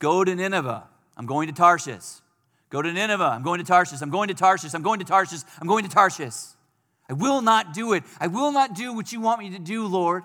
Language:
English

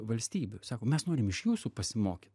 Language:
Lithuanian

